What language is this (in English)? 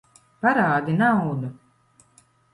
Latvian